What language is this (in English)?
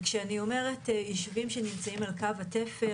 Hebrew